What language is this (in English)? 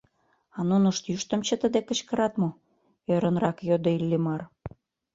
Mari